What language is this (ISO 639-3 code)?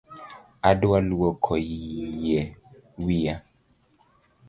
luo